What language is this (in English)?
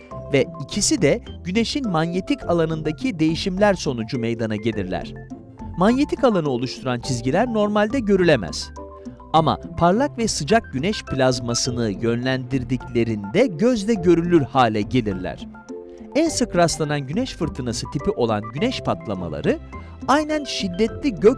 Turkish